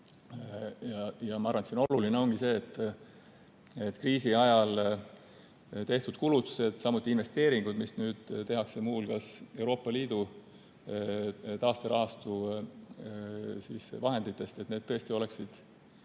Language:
Estonian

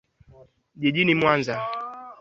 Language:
Swahili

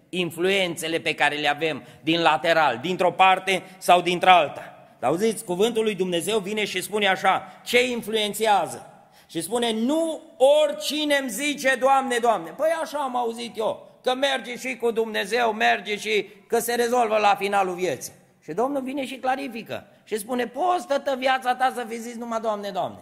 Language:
Romanian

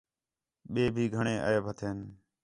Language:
Khetrani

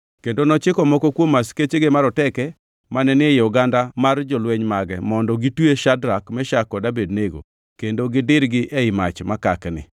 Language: Luo (Kenya and Tanzania)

